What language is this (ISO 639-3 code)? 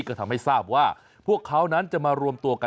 tha